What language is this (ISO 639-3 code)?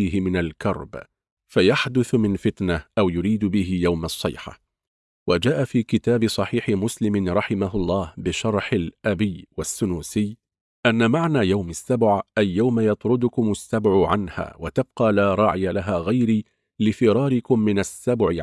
ara